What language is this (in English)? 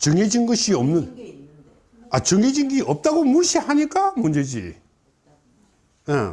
Korean